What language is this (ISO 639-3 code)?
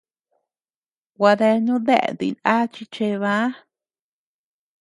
cux